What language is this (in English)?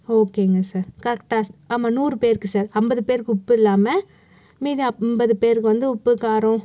Tamil